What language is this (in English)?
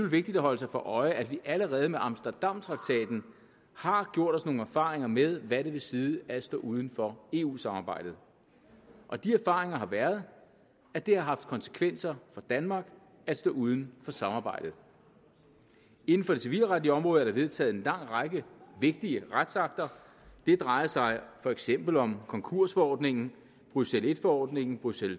Danish